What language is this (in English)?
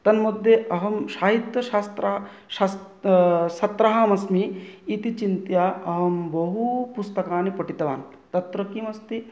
Sanskrit